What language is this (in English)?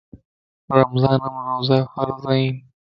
Lasi